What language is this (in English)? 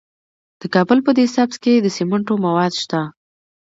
Pashto